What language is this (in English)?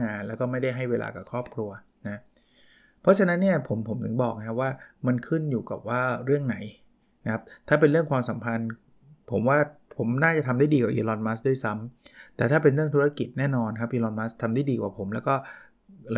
Thai